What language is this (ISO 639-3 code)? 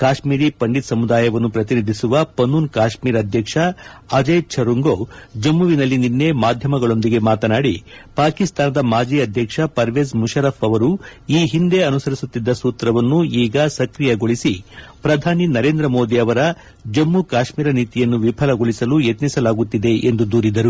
kan